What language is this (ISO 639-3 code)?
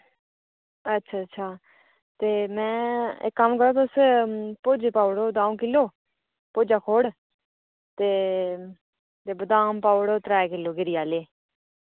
doi